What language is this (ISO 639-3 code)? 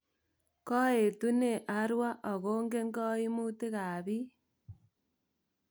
kln